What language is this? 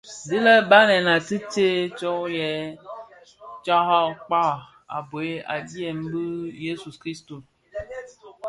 Bafia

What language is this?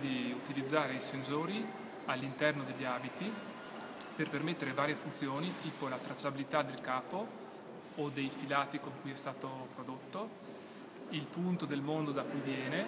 Italian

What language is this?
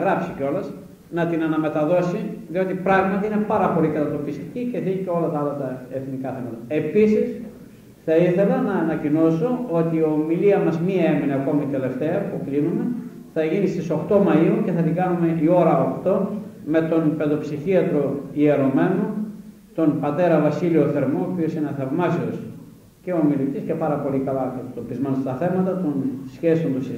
Greek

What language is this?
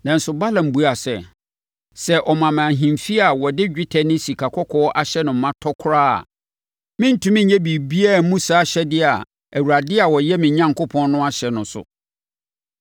Akan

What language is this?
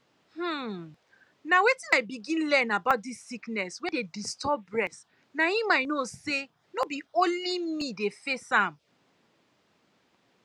Nigerian Pidgin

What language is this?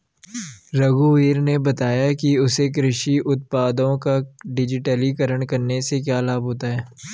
Hindi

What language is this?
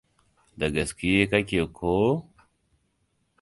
Hausa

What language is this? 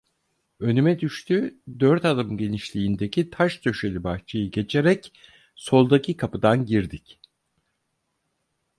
Turkish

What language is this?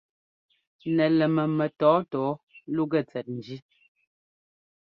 Ngomba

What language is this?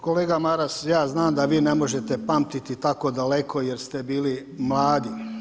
Croatian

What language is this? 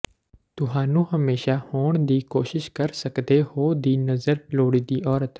Punjabi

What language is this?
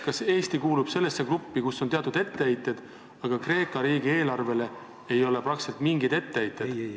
Estonian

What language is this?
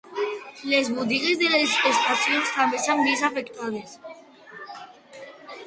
Catalan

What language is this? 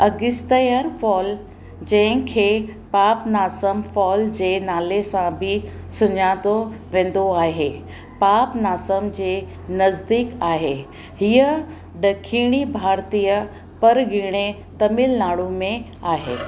Sindhi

